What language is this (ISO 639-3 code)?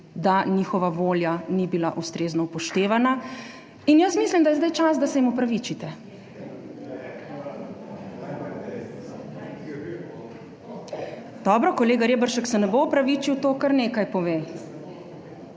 slv